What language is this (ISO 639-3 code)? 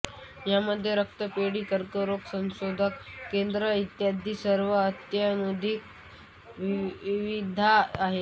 mar